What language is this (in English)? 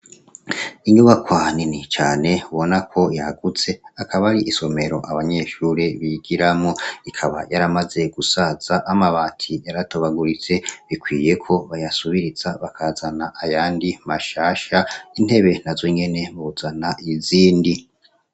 Rundi